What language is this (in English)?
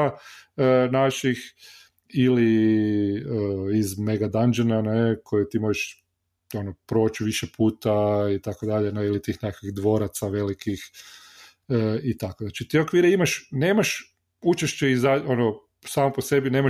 Croatian